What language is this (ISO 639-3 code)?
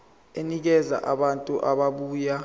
zul